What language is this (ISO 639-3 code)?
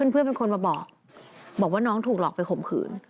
tha